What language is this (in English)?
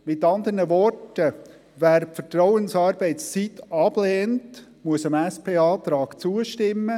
Swiss German